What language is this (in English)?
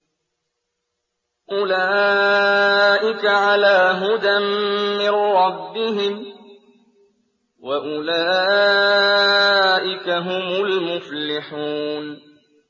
Arabic